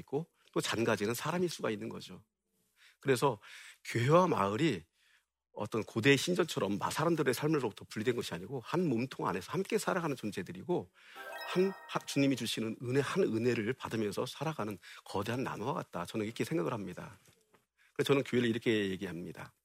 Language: Korean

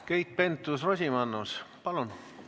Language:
Estonian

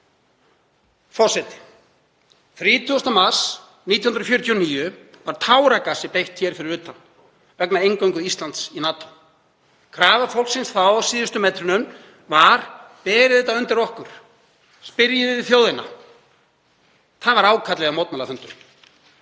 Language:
Icelandic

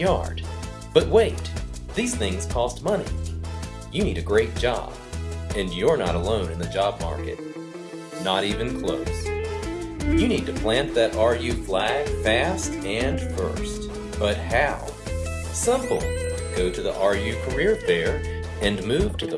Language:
English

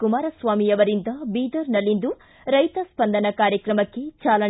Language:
Kannada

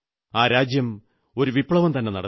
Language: Malayalam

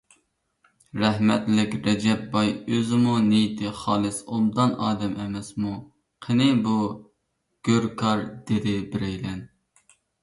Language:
Uyghur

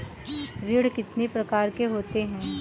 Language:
Hindi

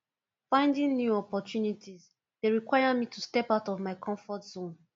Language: Nigerian Pidgin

